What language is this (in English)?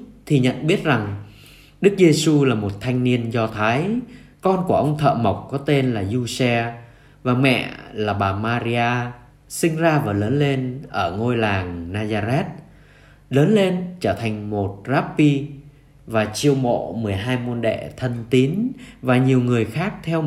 Vietnamese